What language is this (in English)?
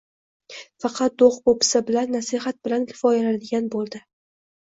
Uzbek